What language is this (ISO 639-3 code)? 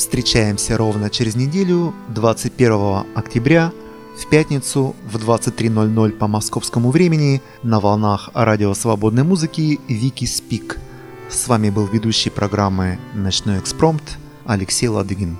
rus